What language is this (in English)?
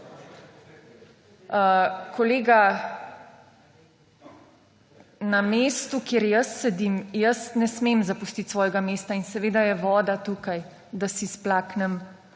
Slovenian